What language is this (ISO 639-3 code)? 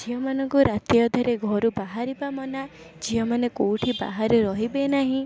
ori